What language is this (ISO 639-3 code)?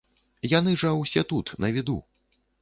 bel